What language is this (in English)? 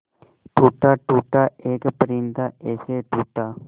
Hindi